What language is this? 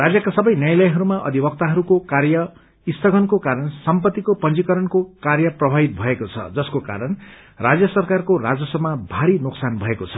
Nepali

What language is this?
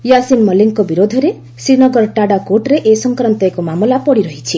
Odia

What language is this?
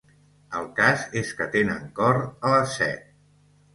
Catalan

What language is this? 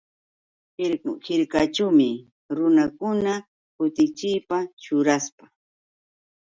Yauyos Quechua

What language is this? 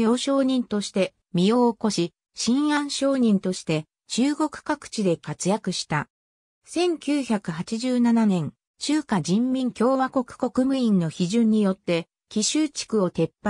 Japanese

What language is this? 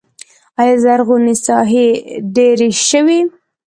Pashto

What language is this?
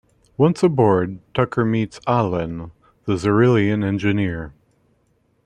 English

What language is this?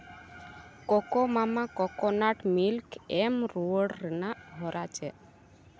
Santali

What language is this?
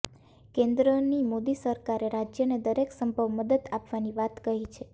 Gujarati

